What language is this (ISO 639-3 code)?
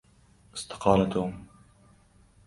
ara